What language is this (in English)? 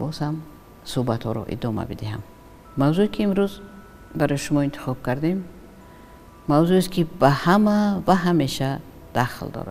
Arabic